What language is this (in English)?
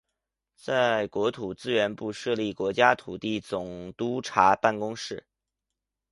Chinese